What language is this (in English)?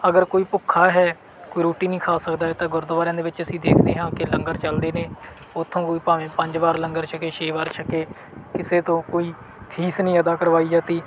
Punjabi